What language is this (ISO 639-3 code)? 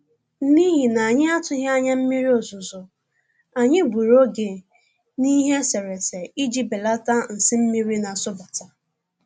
ibo